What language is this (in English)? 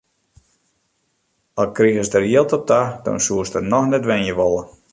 Western Frisian